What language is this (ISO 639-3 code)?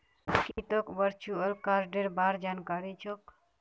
mag